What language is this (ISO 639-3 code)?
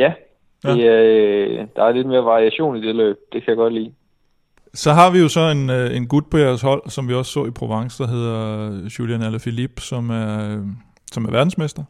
dan